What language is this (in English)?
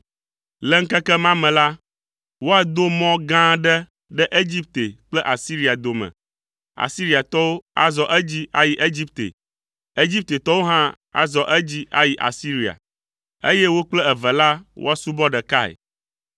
Ewe